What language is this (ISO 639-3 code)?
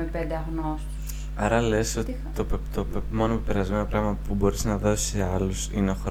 ell